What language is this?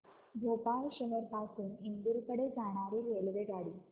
Marathi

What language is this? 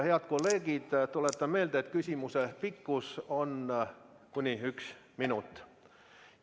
Estonian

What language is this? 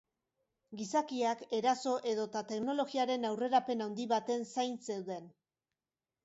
Basque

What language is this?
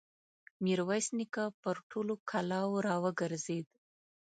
Pashto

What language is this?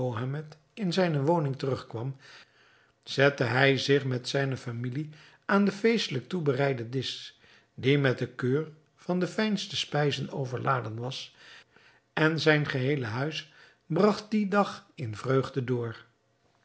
Dutch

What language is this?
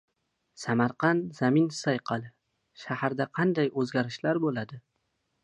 Uzbek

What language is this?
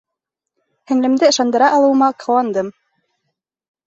Bashkir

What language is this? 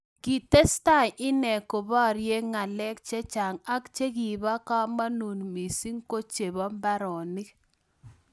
Kalenjin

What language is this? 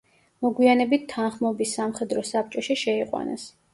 Georgian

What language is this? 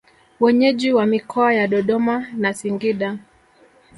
Swahili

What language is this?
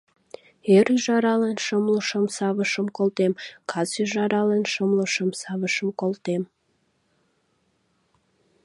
Mari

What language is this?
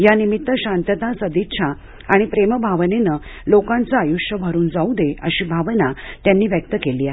Marathi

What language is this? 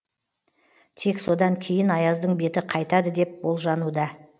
Kazakh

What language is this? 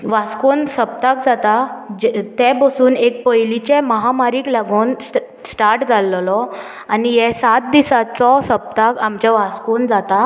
Konkani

